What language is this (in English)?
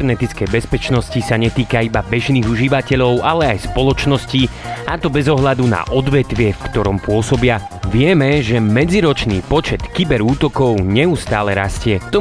Slovak